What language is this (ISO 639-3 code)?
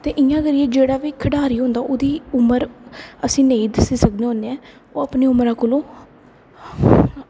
doi